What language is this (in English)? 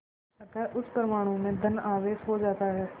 Hindi